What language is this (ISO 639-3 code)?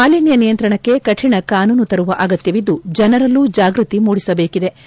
kan